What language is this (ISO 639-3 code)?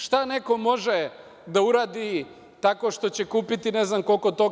srp